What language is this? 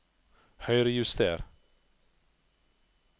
Norwegian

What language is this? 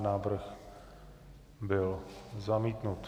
Czech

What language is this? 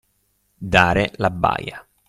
Italian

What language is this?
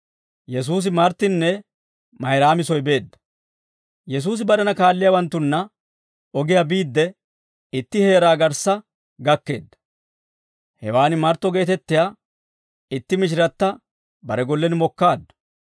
Dawro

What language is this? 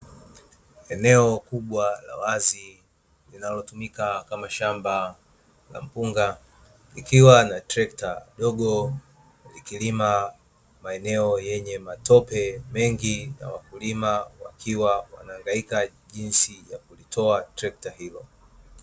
Swahili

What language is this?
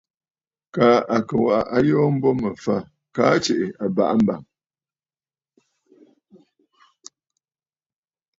Bafut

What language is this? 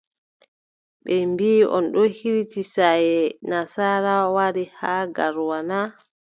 Adamawa Fulfulde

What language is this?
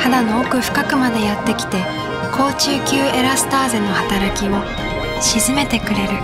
Japanese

